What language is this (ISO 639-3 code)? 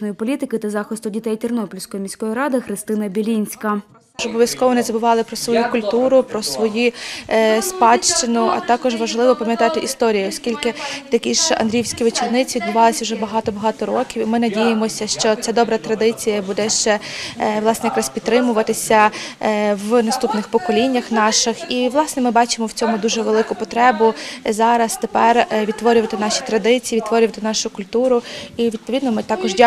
ukr